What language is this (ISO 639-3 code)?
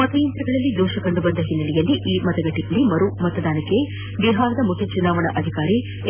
kan